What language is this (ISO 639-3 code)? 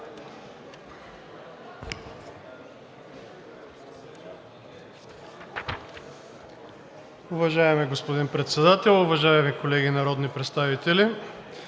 bul